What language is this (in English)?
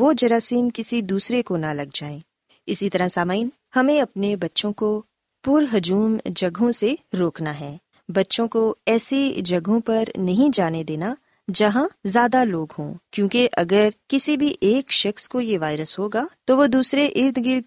Urdu